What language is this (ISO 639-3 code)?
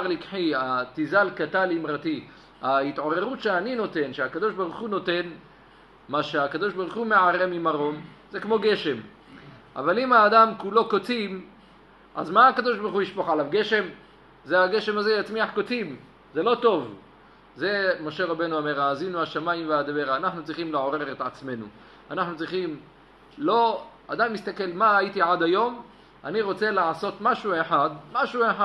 heb